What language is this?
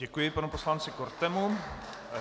Czech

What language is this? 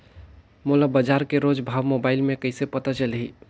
Chhattisgarhi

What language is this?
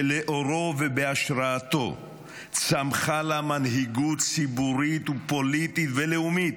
Hebrew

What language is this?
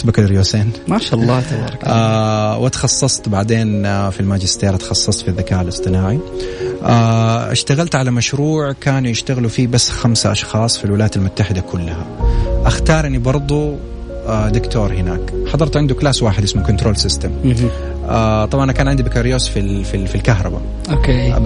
Arabic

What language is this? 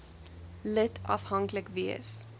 Afrikaans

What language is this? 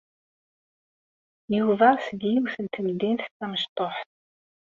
Kabyle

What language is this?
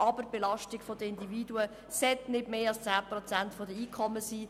Swiss German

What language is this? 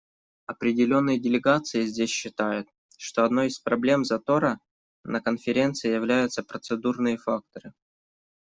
Russian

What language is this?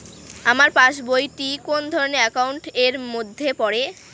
Bangla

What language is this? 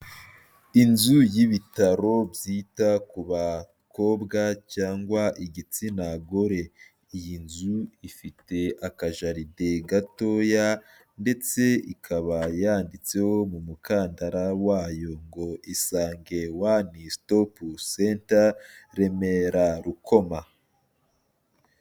Kinyarwanda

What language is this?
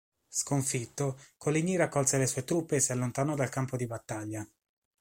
Italian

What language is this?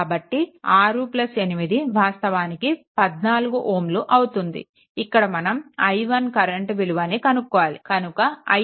Telugu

